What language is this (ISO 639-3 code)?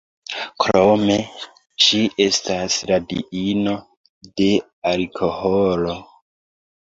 epo